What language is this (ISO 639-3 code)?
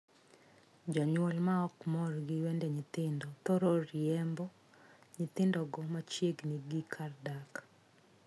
luo